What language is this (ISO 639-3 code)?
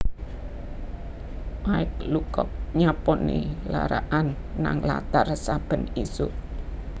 jav